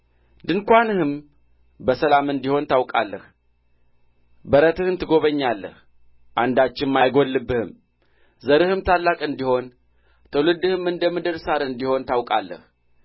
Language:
Amharic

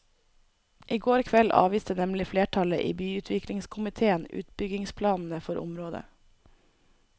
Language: Norwegian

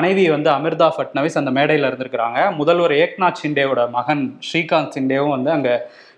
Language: Tamil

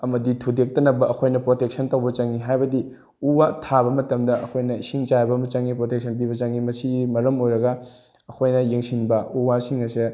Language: Manipuri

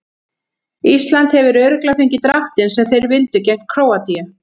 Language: Icelandic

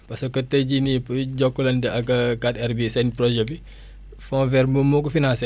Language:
Wolof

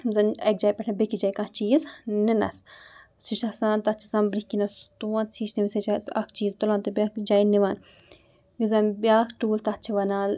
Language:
Kashmiri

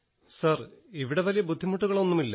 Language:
Malayalam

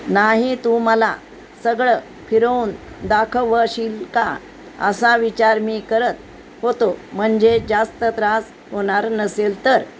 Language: Marathi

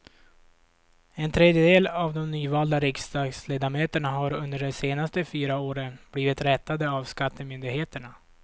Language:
Swedish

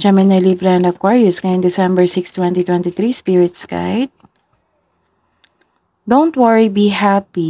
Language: Filipino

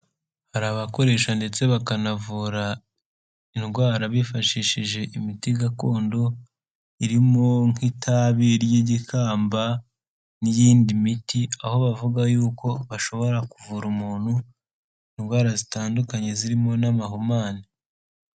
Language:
Kinyarwanda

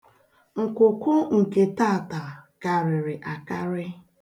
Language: Igbo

